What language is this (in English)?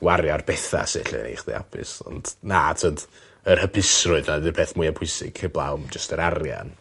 Welsh